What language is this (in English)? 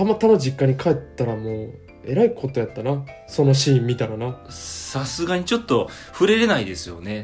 Japanese